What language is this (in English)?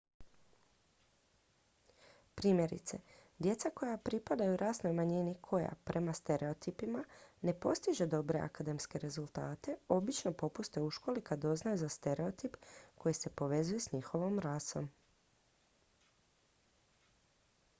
Croatian